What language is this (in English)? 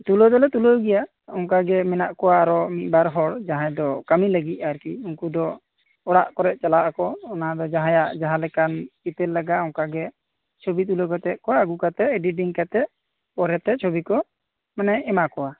Santali